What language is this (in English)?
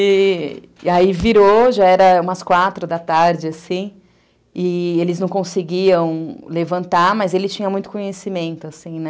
Portuguese